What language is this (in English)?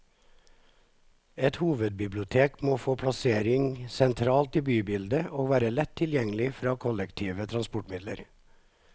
Norwegian